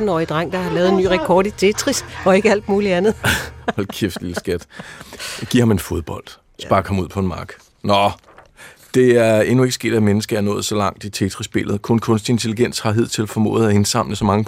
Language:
Danish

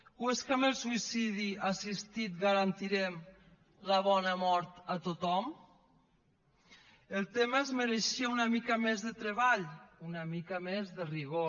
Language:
Catalan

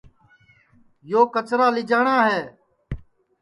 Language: Sansi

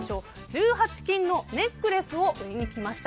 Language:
Japanese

